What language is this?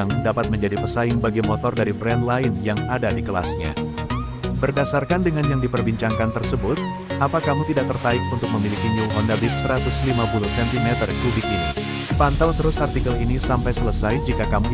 Indonesian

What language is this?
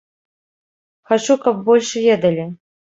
Belarusian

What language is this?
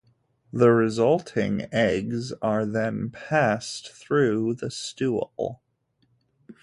English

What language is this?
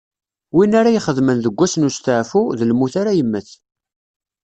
Kabyle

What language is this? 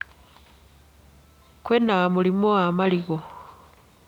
Kikuyu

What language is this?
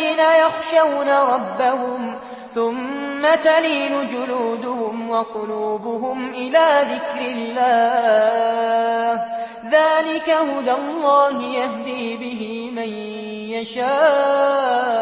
Arabic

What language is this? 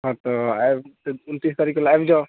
Maithili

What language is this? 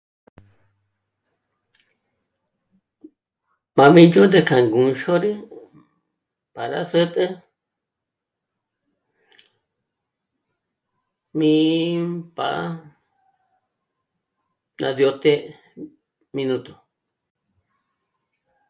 Michoacán Mazahua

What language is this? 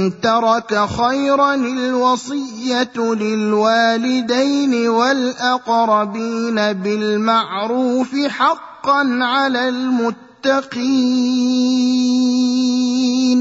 Arabic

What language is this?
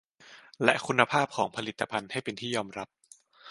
Thai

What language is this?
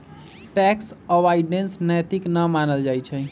Magahi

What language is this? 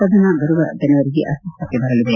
Kannada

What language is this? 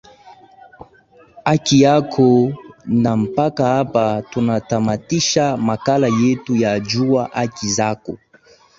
Swahili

